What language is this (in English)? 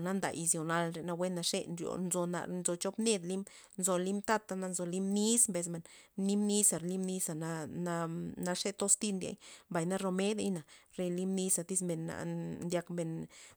Loxicha Zapotec